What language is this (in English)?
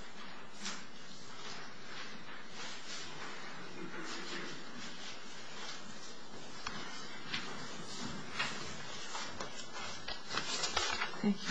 English